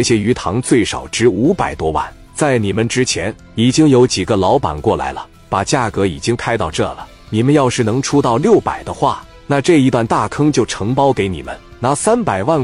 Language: Chinese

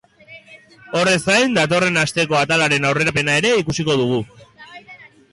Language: Basque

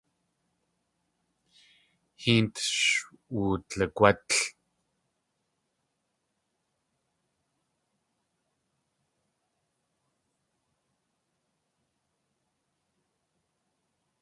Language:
Tlingit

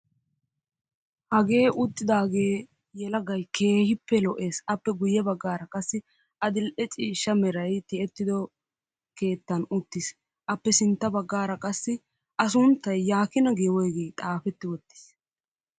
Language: Wolaytta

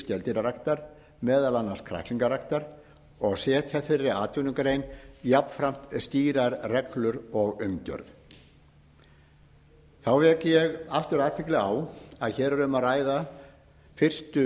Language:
Icelandic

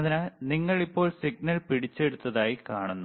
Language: Malayalam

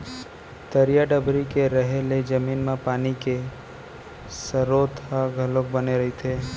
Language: Chhattisgarhi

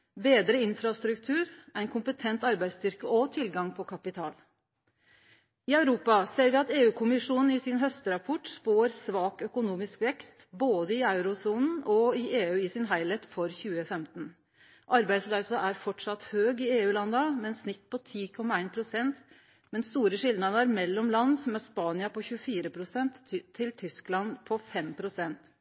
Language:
Norwegian Nynorsk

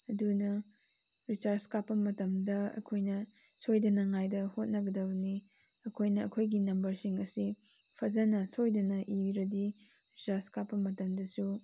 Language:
Manipuri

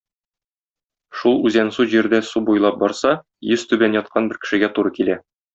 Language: Tatar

